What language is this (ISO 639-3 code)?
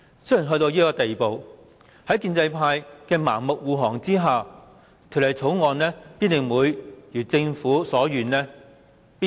yue